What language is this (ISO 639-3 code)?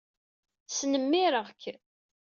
kab